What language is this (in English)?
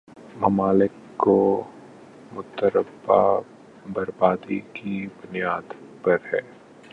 Urdu